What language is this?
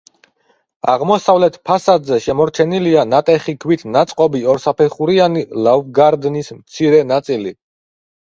Georgian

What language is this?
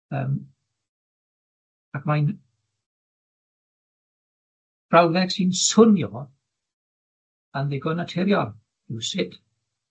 Welsh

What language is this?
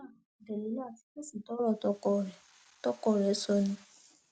Yoruba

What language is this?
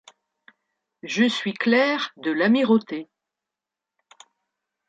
French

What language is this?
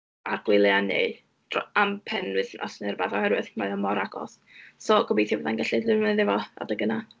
Welsh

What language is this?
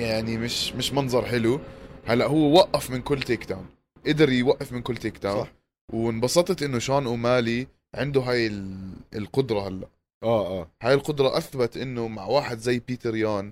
Arabic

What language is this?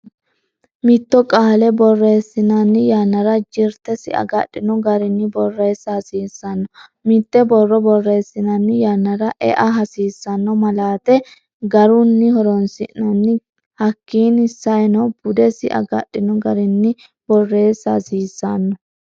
Sidamo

